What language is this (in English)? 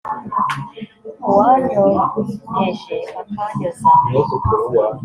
Kinyarwanda